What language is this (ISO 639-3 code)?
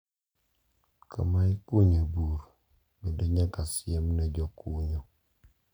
luo